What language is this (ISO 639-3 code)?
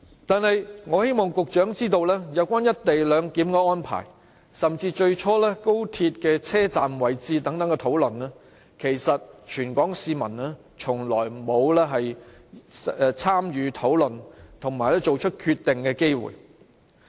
yue